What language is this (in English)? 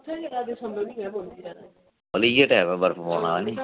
Dogri